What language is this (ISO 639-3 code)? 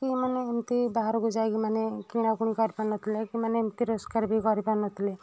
ori